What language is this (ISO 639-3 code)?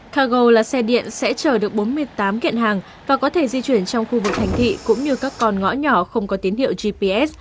vie